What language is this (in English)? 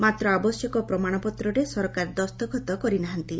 Odia